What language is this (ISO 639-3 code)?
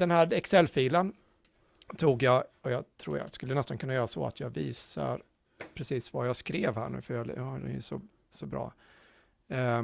swe